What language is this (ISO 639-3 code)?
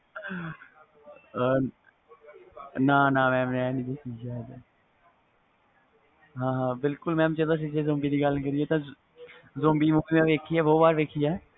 pan